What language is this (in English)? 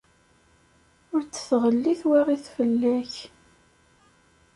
Kabyle